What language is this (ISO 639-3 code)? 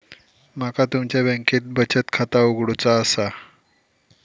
mar